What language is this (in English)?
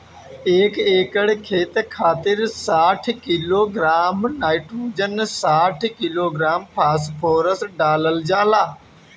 Bhojpuri